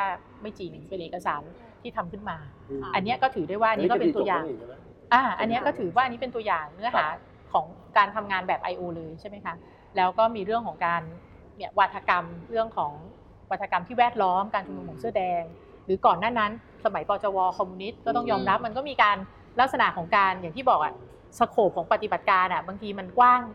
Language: Thai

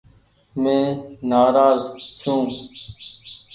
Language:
Goaria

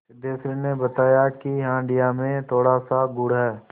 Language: Hindi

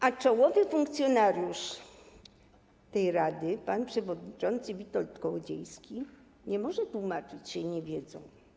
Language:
Polish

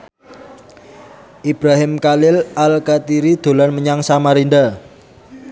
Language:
Javanese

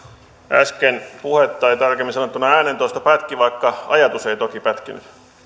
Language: Finnish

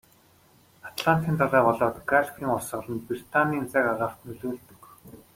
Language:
Mongolian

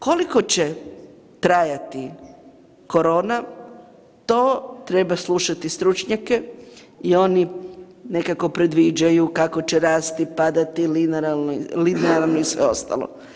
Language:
Croatian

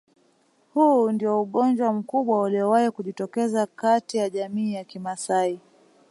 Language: Swahili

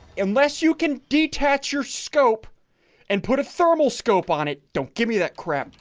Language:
English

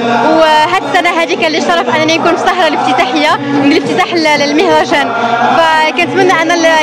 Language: Arabic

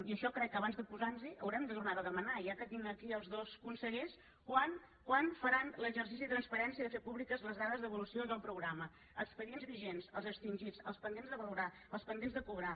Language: Catalan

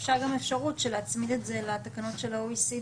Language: Hebrew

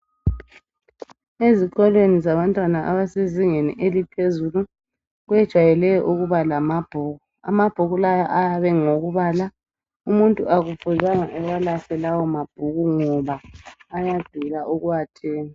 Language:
North Ndebele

